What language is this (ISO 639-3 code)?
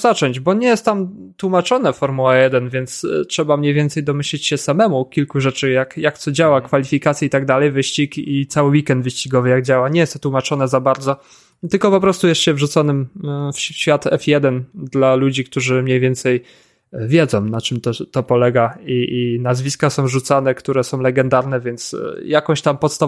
pol